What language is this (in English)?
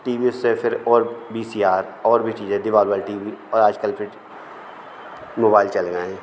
Hindi